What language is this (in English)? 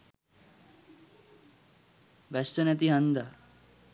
Sinhala